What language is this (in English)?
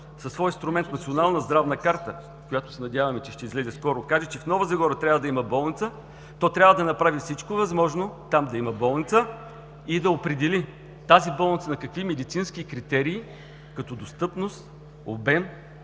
Bulgarian